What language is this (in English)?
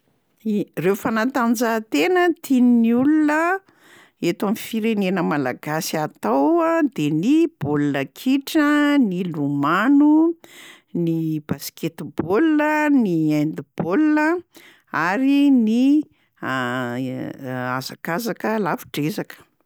Malagasy